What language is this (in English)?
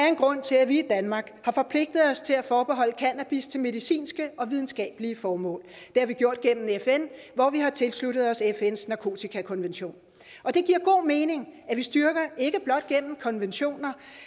Danish